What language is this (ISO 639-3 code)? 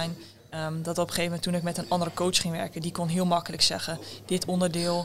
nld